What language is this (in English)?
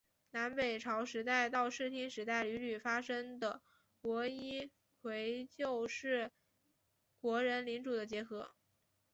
Chinese